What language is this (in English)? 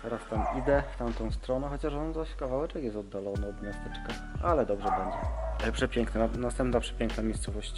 Polish